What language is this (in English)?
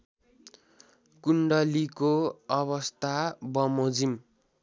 Nepali